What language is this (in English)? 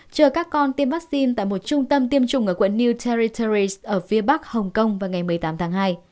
Vietnamese